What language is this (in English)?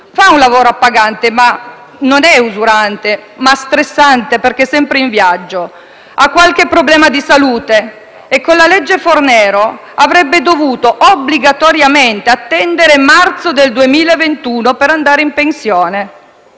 Italian